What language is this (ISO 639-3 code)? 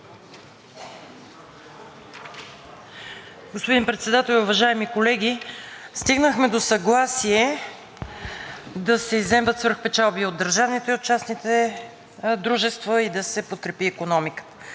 bul